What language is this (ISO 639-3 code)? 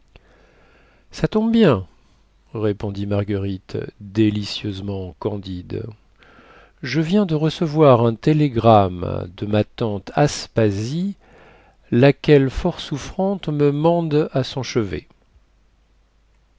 fra